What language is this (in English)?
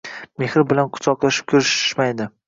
Uzbek